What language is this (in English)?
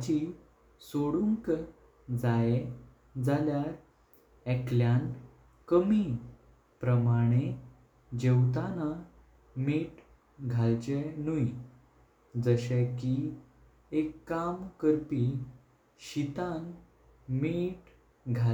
Konkani